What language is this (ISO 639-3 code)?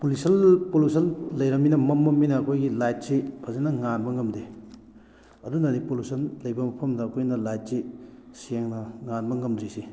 mni